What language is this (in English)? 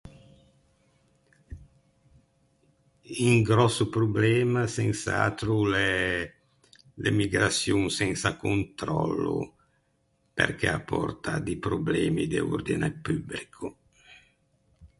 Ligurian